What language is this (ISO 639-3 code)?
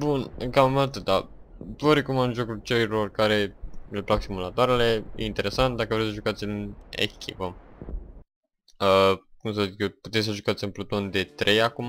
ron